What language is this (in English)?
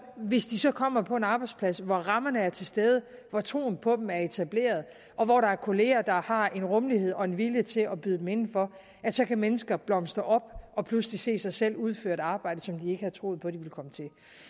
Danish